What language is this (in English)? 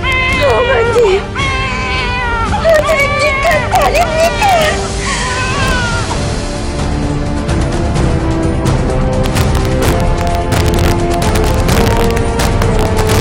Korean